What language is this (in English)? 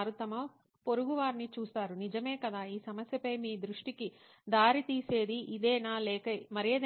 Telugu